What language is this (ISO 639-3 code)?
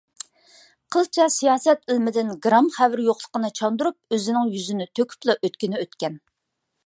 uig